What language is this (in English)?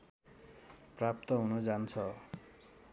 Nepali